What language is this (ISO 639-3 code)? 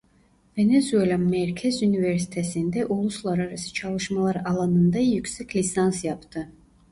tur